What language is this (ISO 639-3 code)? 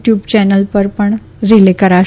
guj